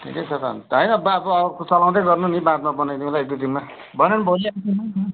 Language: Nepali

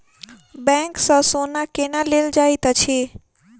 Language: Maithili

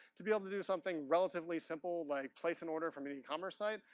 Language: English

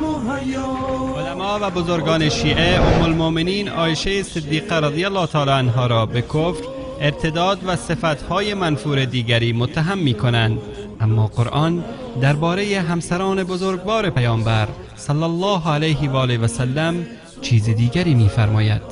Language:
Persian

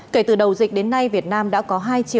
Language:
Vietnamese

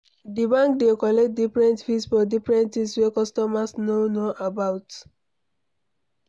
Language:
Nigerian Pidgin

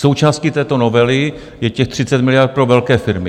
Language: Czech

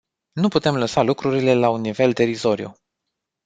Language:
Romanian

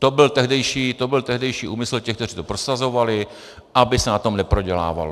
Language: Czech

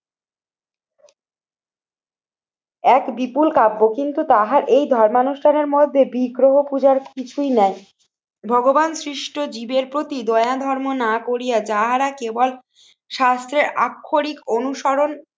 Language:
Bangla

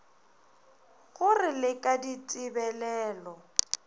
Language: Northern Sotho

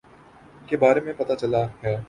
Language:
Urdu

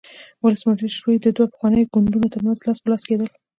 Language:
Pashto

